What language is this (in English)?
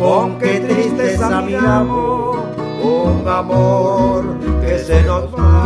Hungarian